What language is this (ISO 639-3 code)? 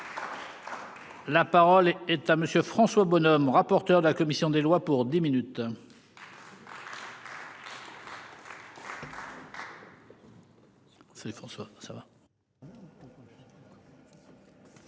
fra